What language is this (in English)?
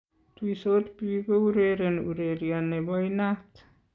Kalenjin